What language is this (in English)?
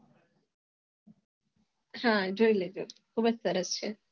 Gujarati